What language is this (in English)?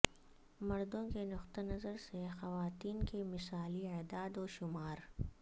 Urdu